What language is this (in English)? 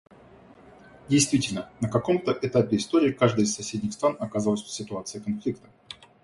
Russian